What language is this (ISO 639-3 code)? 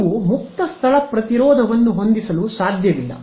kan